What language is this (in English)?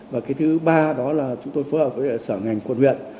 Vietnamese